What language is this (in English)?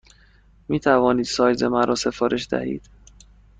Persian